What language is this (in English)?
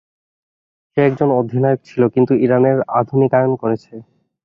Bangla